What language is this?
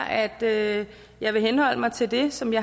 Danish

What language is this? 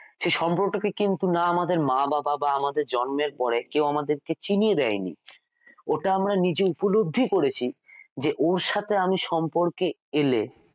Bangla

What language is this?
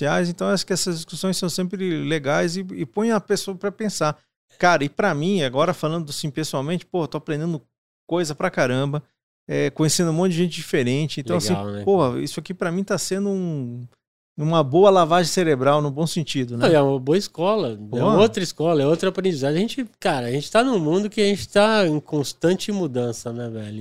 Portuguese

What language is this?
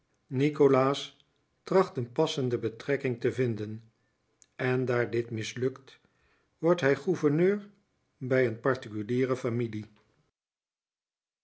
Dutch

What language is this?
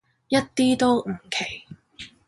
Cantonese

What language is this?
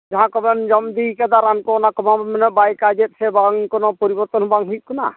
Santali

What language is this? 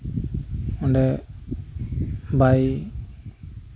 Santali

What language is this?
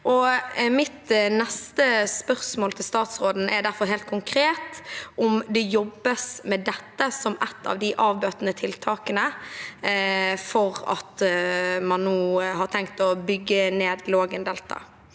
Norwegian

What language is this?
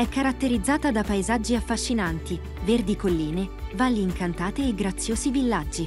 Italian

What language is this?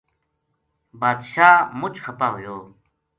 Gujari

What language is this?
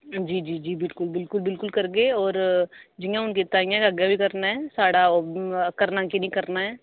Dogri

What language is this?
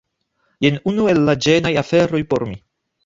Esperanto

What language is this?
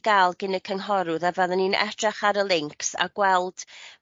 Welsh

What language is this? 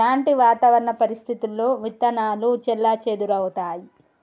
Telugu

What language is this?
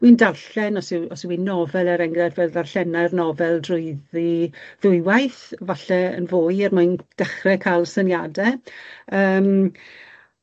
Welsh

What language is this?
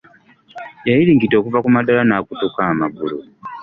Ganda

